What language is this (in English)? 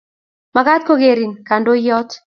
Kalenjin